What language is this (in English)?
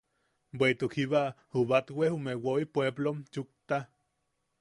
Yaqui